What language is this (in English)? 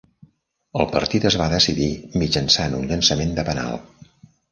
Catalan